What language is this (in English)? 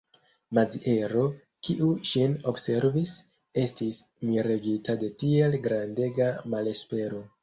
Esperanto